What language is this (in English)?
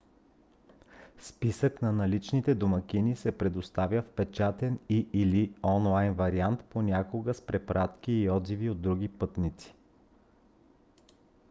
Bulgarian